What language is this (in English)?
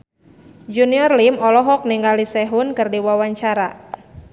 Sundanese